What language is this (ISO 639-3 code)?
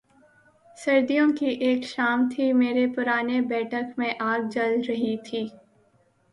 urd